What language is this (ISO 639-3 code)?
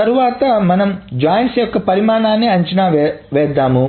tel